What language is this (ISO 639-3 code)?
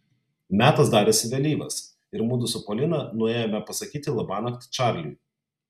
lit